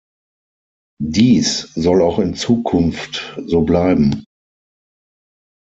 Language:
German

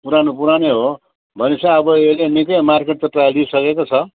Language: Nepali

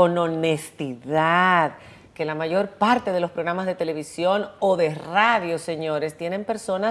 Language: Spanish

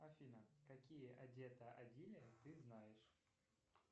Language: Russian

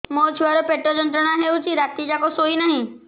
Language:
Odia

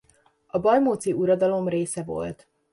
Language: Hungarian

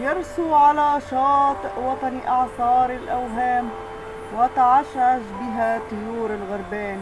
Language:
Arabic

